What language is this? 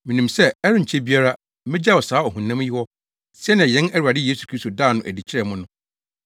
Akan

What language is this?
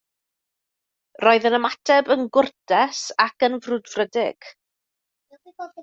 Welsh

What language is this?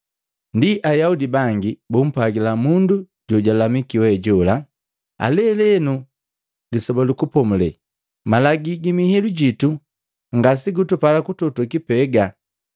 Matengo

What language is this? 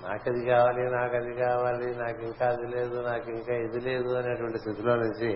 Telugu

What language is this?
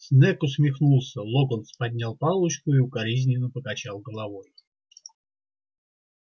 Russian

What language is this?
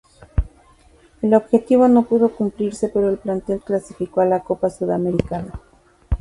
Spanish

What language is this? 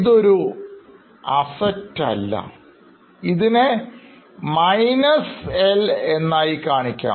Malayalam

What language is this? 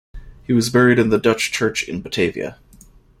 English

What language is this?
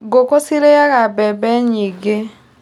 Kikuyu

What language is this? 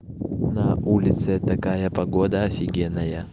Russian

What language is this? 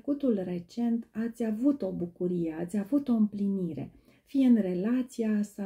Romanian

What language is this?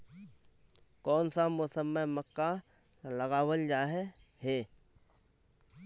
Magahi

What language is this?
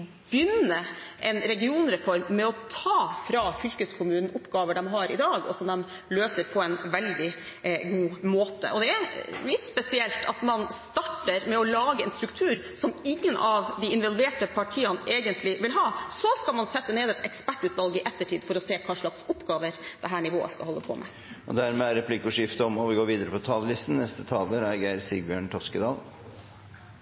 Norwegian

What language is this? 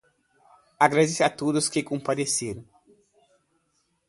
Portuguese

